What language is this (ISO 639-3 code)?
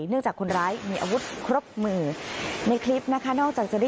tha